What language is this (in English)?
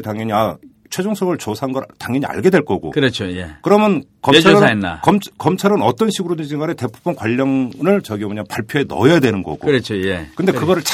Korean